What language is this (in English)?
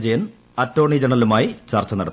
Malayalam